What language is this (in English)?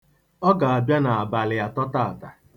Igbo